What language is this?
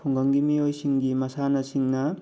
Manipuri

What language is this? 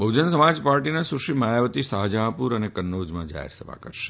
Gujarati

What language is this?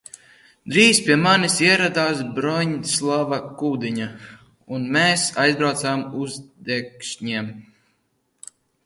Latvian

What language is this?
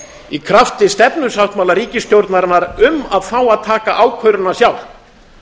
Icelandic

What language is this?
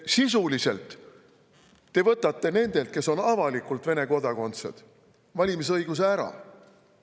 Estonian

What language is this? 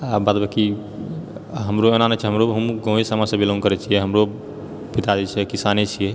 Maithili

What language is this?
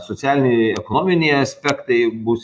Lithuanian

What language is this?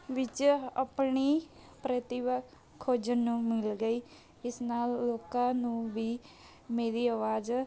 Punjabi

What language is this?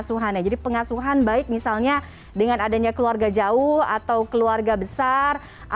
Indonesian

